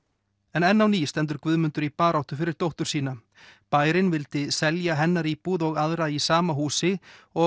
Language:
Icelandic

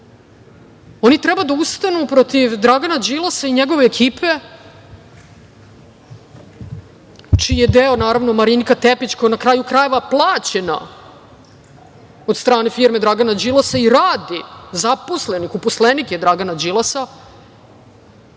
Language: Serbian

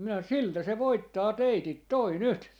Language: Finnish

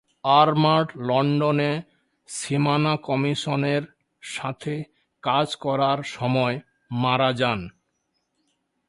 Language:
Bangla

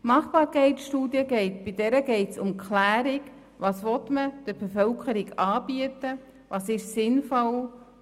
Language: Swiss German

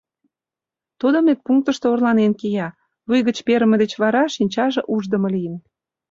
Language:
Mari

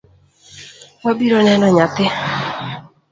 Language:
Luo (Kenya and Tanzania)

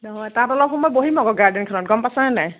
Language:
Assamese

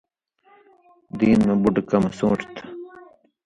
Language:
Indus Kohistani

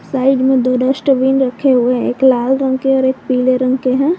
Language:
Hindi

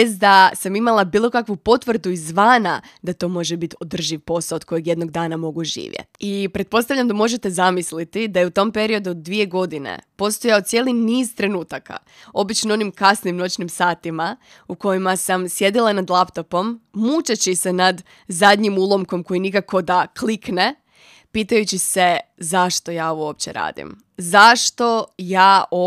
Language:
Croatian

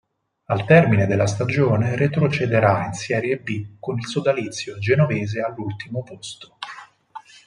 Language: Italian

